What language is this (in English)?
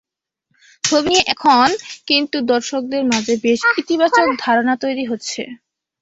Bangla